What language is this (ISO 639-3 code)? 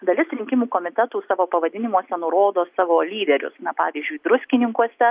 lit